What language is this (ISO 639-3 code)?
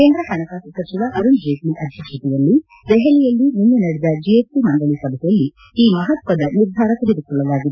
kan